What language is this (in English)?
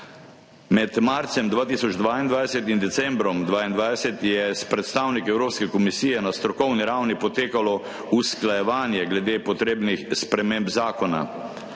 Slovenian